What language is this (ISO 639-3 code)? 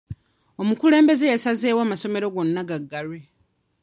lug